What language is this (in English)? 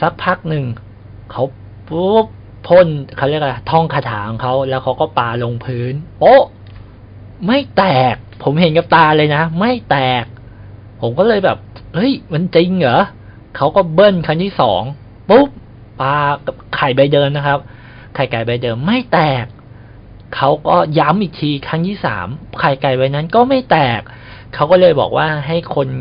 Thai